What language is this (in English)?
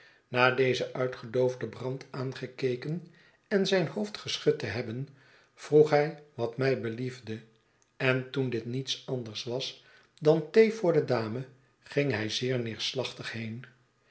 Dutch